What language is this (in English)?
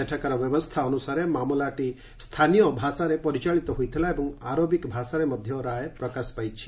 Odia